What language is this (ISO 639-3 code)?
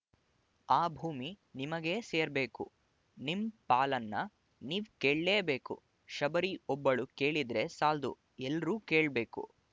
kan